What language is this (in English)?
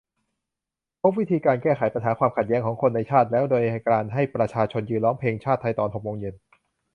Thai